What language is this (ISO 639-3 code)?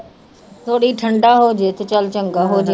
pan